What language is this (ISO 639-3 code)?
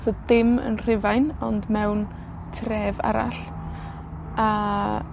cym